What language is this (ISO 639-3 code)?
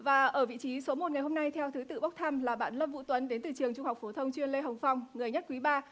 vie